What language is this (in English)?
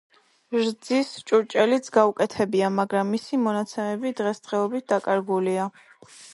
Georgian